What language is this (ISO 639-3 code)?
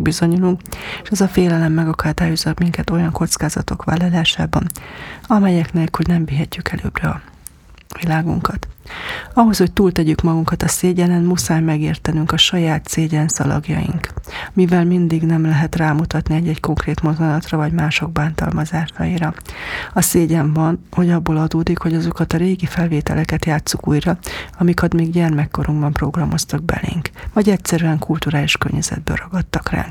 hun